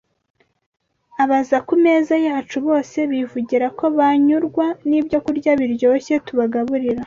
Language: Kinyarwanda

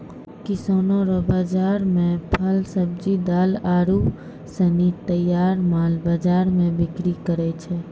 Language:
Maithili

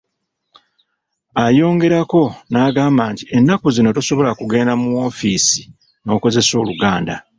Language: Ganda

